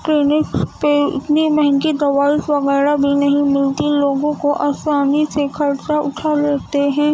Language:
Urdu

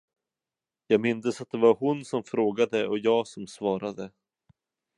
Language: Swedish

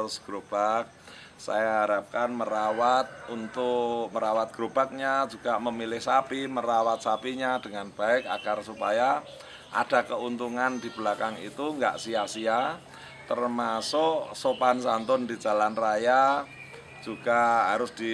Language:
Indonesian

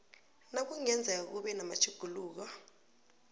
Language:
South Ndebele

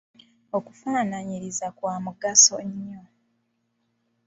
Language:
Ganda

